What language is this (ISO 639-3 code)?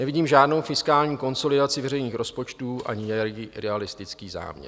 ces